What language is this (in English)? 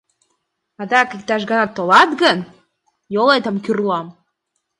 Mari